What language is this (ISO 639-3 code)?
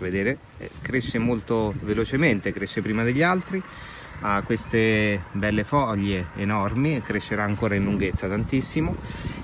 ita